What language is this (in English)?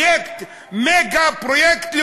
Hebrew